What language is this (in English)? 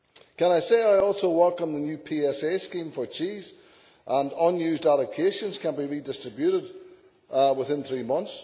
English